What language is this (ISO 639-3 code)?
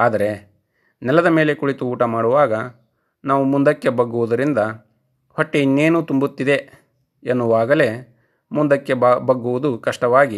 kan